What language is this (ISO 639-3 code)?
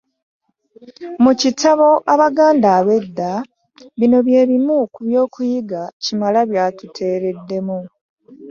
lug